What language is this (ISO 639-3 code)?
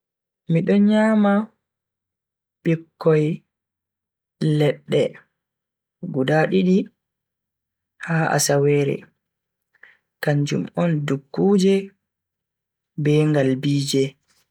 fui